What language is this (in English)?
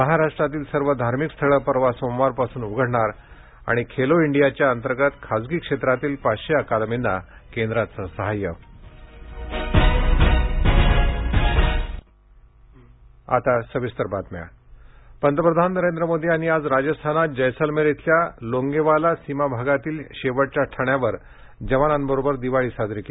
Marathi